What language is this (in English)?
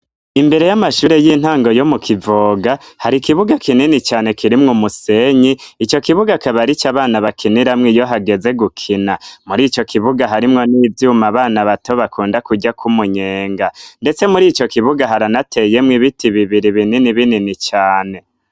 Rundi